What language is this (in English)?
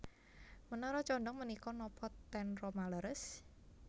Javanese